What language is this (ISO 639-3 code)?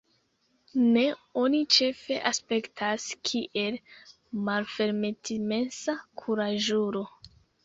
epo